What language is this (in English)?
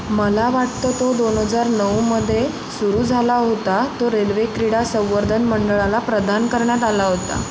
Marathi